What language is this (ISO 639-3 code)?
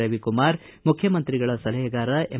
kan